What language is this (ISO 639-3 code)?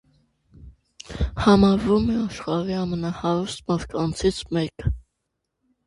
hye